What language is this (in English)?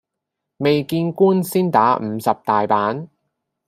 Cantonese